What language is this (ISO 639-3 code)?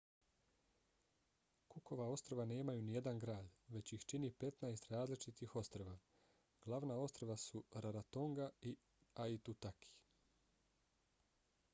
bos